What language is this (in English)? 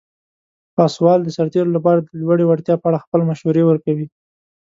Pashto